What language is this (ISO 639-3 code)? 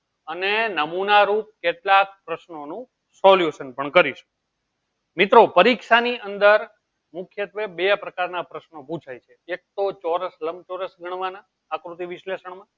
guj